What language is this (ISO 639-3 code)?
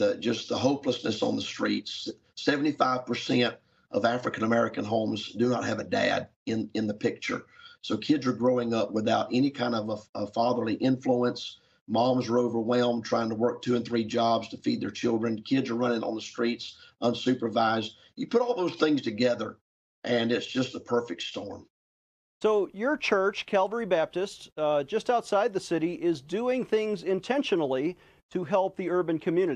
eng